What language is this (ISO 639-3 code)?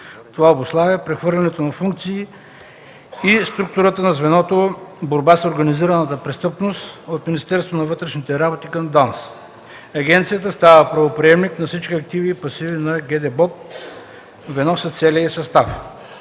bul